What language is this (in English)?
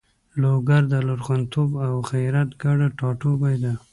Pashto